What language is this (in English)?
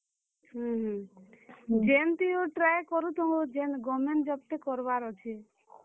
Odia